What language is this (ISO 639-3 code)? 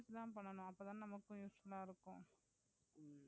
tam